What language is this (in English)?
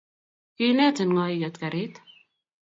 Kalenjin